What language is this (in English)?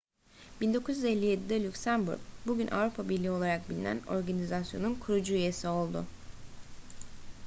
Turkish